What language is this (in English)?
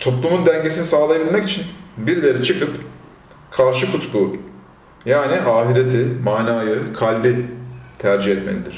Turkish